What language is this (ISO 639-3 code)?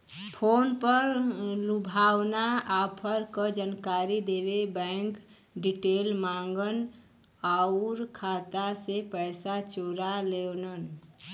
bho